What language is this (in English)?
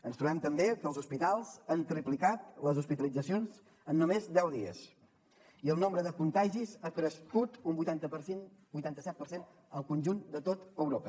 Catalan